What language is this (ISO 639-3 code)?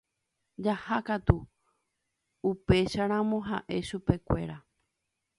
grn